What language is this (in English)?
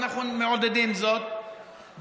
Hebrew